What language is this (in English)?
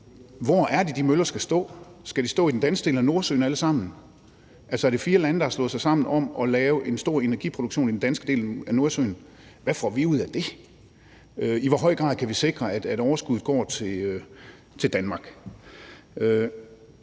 Danish